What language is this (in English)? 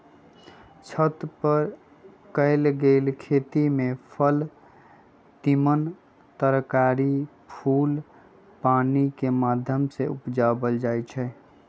Magahi